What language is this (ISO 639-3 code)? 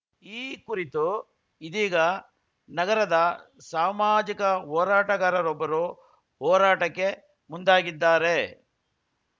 kan